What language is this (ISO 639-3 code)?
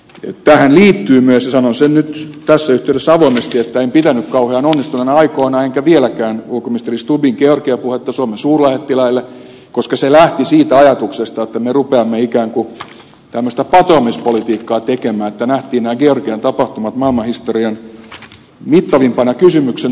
fin